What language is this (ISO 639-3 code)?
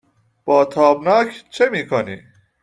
fas